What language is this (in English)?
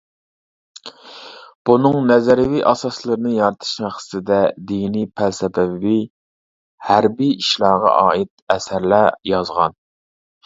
Uyghur